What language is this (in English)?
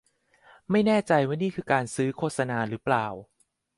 Thai